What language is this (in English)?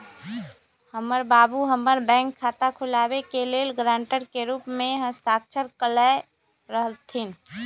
Magahi